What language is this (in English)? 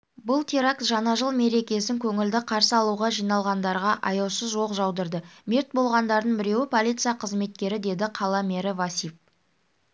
Kazakh